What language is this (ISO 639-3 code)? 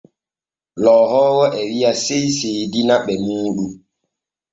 fue